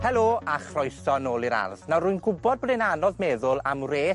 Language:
Welsh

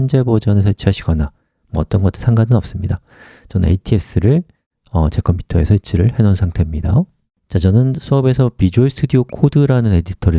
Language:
Korean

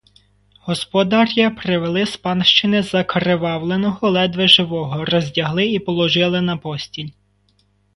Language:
Ukrainian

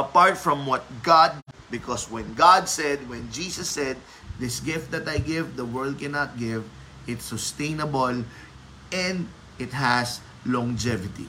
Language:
Filipino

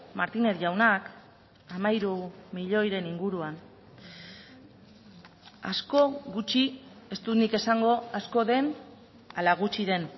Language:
Basque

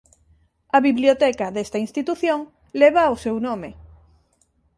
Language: Galician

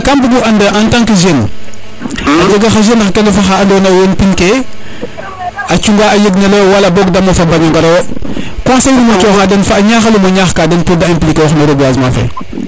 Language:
Serer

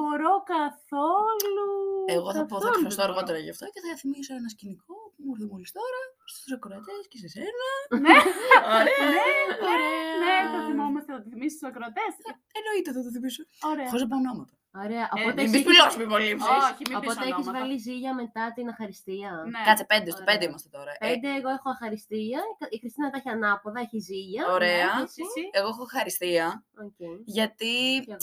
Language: Greek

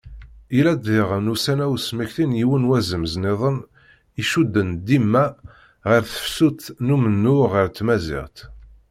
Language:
Kabyle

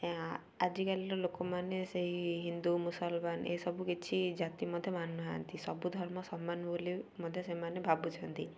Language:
Odia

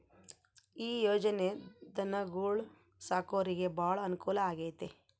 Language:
Kannada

